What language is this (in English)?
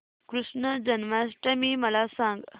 Marathi